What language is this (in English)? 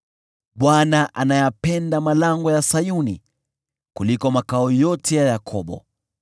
Swahili